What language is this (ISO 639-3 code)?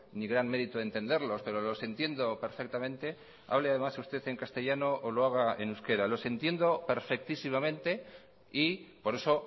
spa